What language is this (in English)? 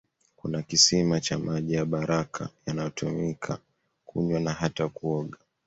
Swahili